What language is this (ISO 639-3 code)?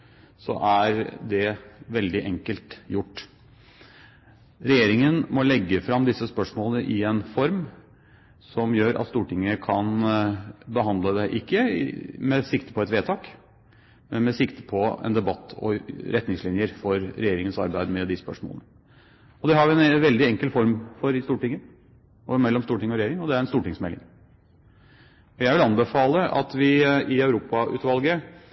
nob